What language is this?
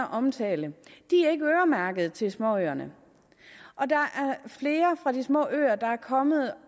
Danish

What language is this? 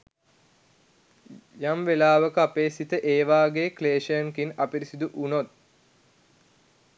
Sinhala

